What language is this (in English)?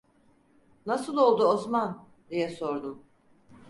Turkish